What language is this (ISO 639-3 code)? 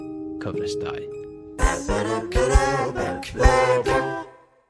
cym